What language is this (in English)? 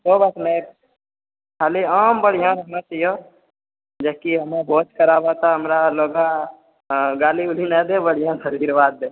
Maithili